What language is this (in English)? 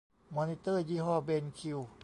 Thai